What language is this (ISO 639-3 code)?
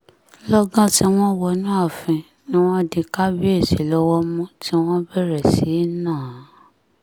yor